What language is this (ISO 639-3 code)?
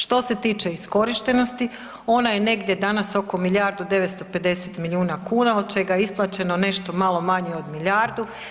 hrv